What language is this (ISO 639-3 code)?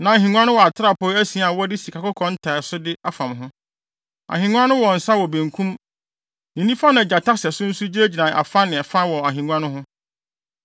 aka